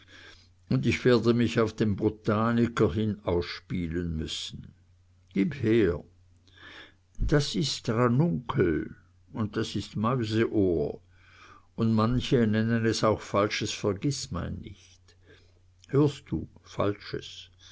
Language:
German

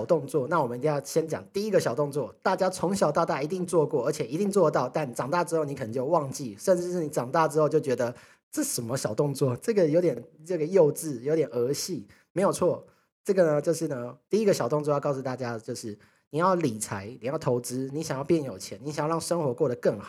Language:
Chinese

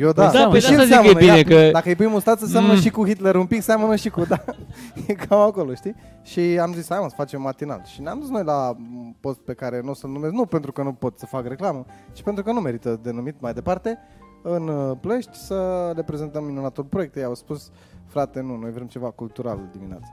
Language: Romanian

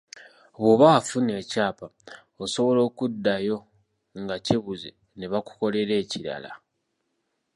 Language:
Ganda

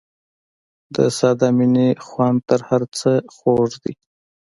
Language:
Pashto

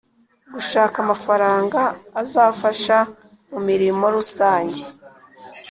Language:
Kinyarwanda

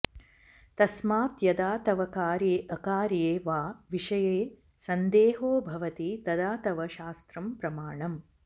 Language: Sanskrit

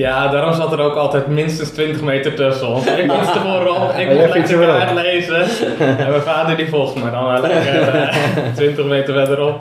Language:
Dutch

